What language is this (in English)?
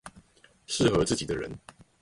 Chinese